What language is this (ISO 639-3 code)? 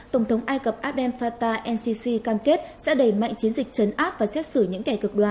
vie